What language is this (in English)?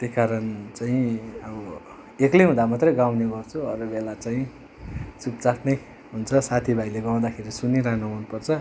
Nepali